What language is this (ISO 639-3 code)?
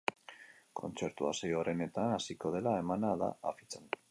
eus